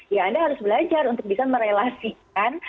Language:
Indonesian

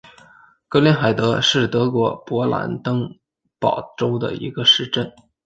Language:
Chinese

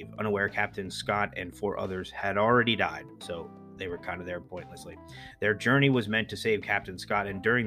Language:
English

